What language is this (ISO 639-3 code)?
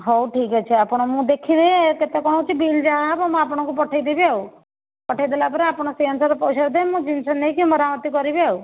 ori